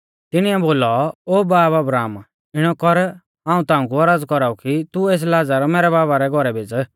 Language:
Mahasu Pahari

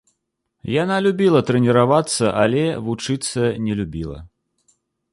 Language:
Belarusian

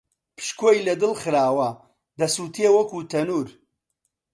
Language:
Central Kurdish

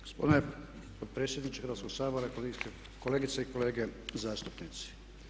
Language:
Croatian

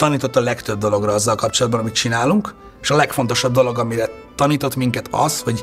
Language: Hungarian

